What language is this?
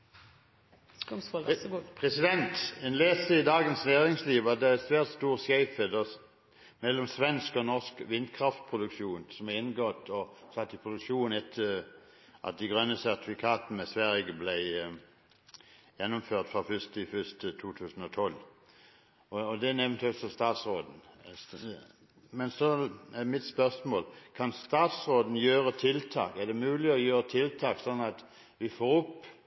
Norwegian Bokmål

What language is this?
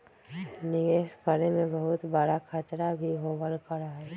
Magahi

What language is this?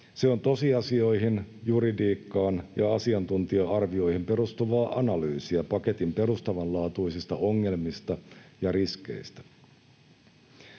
Finnish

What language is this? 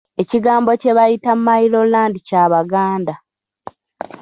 Ganda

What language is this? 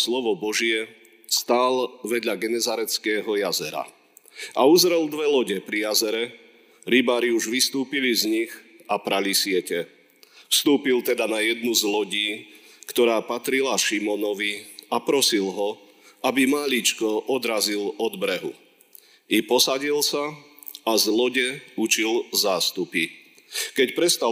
Slovak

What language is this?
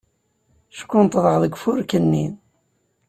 Kabyle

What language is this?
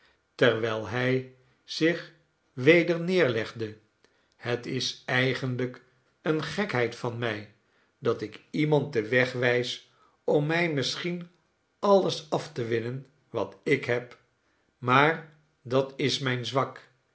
Dutch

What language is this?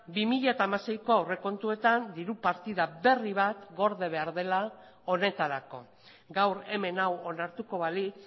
Basque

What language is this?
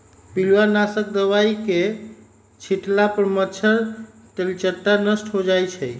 Magahi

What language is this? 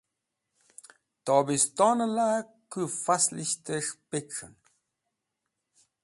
Wakhi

